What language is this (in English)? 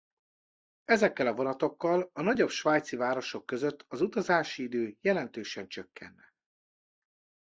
Hungarian